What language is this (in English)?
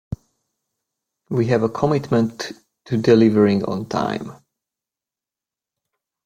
English